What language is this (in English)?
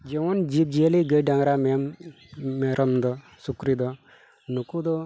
Santali